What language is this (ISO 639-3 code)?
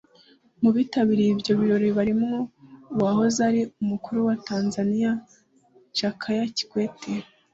kin